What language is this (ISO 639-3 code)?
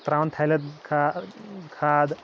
kas